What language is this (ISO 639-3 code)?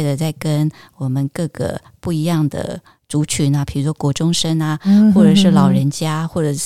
zho